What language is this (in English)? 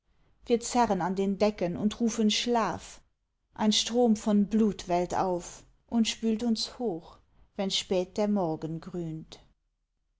German